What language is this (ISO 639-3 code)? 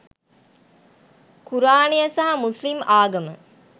sin